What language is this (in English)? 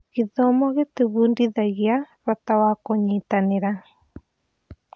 Kikuyu